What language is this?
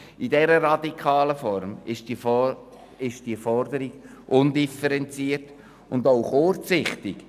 Swiss German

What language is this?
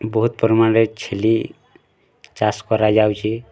Odia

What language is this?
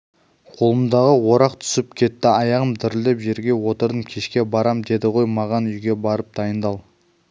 Kazakh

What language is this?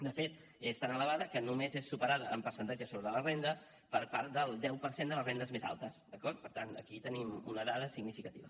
Catalan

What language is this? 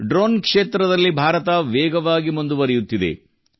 Kannada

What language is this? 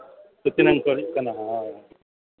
Santali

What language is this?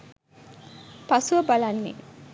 Sinhala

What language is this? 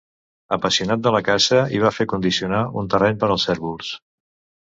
Catalan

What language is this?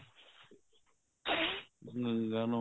Punjabi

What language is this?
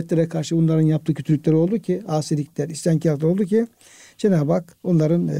Turkish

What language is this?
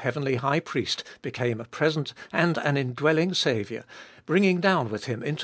English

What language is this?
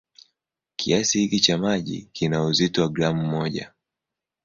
Swahili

